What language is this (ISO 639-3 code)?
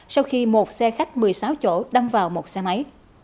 vie